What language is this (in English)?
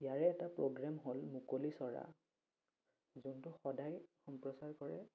Assamese